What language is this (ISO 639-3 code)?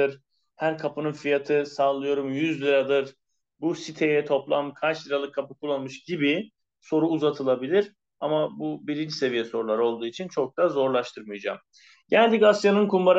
tur